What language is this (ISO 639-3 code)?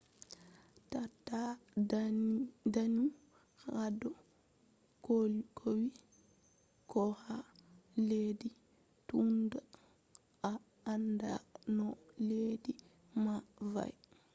ful